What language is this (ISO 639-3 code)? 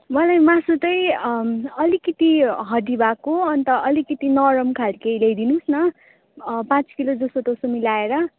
nep